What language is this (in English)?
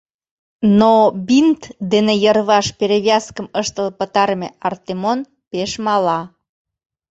Mari